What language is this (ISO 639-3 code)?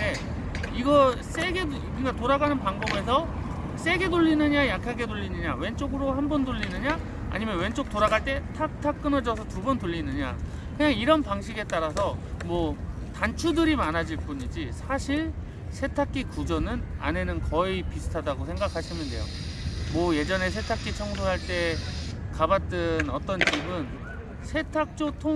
kor